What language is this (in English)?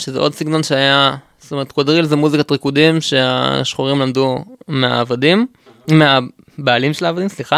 Hebrew